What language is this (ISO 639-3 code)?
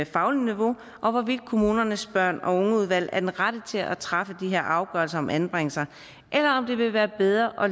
dan